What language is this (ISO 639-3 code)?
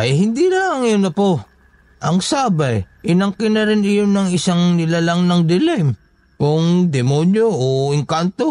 fil